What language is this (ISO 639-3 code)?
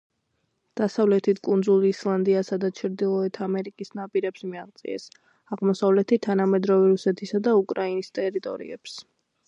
kat